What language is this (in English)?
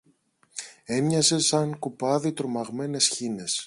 Greek